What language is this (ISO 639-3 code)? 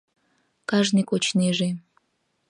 chm